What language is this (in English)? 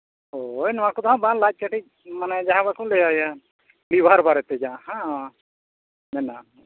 Santali